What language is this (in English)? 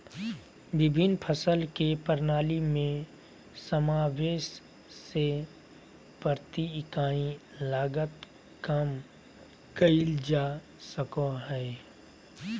Magahi